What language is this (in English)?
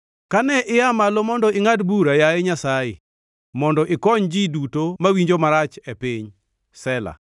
Luo (Kenya and Tanzania)